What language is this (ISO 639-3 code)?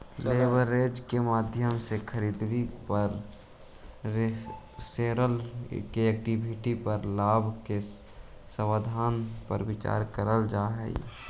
mag